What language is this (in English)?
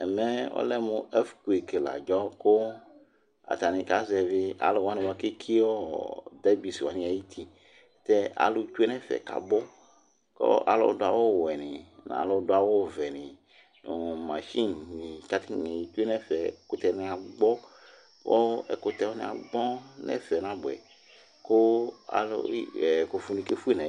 Ikposo